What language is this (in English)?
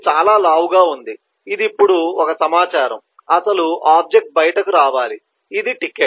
Telugu